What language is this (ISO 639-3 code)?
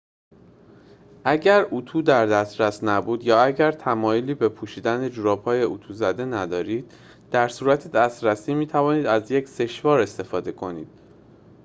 fas